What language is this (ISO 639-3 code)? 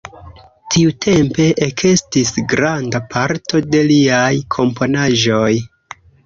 epo